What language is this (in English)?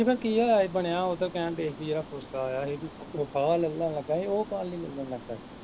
Punjabi